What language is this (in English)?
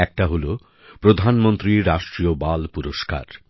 Bangla